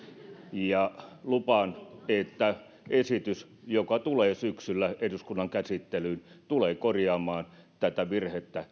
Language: Finnish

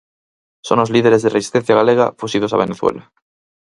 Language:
Galician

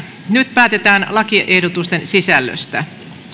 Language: Finnish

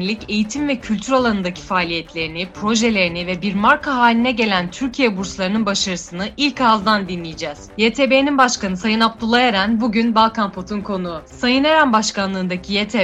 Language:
Turkish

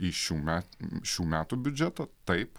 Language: Lithuanian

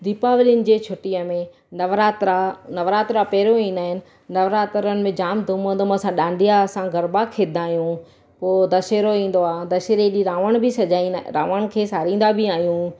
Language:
Sindhi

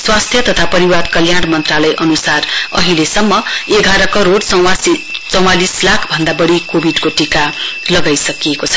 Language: Nepali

